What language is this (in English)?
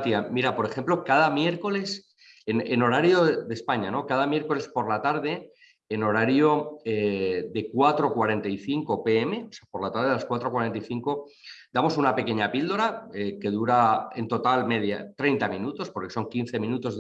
Spanish